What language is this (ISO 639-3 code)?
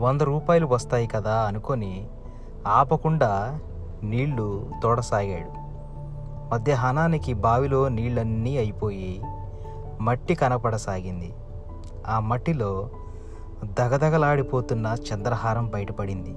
tel